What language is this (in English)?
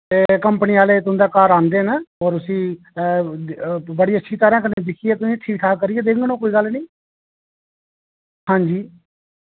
Dogri